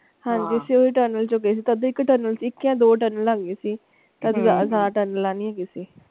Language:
Punjabi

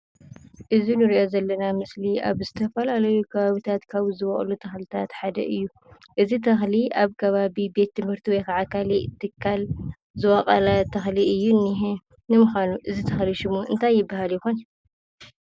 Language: Tigrinya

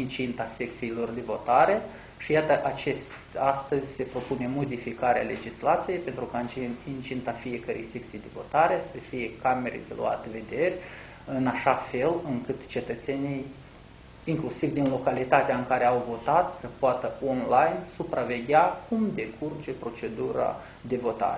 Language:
Romanian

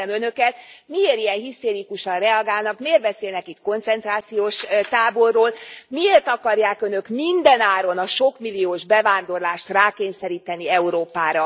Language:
Hungarian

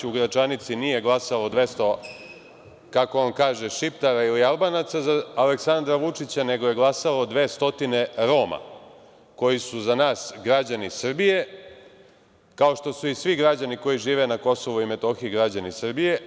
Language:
Serbian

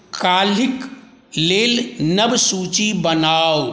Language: Maithili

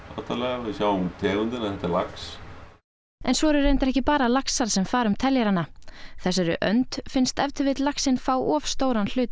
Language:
Icelandic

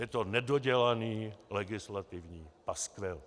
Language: Czech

